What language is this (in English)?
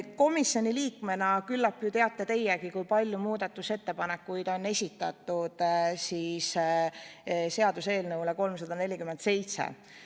Estonian